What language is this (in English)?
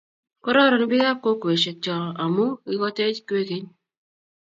Kalenjin